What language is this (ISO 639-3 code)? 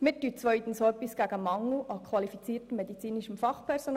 gsw